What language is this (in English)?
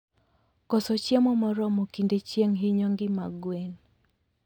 Luo (Kenya and Tanzania)